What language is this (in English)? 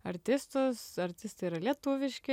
Lithuanian